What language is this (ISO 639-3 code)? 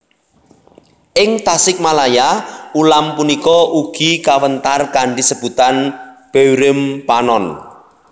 jav